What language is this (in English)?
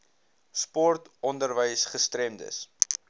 Afrikaans